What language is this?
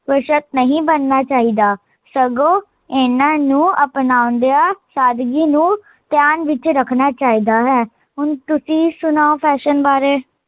Punjabi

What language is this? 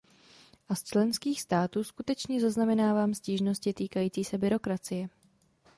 Czech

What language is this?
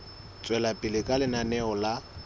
Southern Sotho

